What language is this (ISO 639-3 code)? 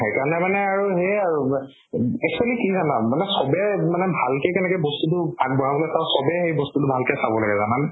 asm